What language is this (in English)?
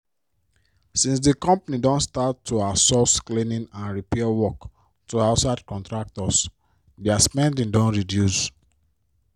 Nigerian Pidgin